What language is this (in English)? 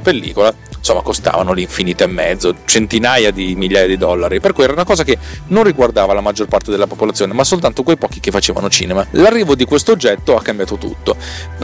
Italian